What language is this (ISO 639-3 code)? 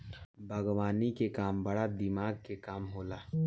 bho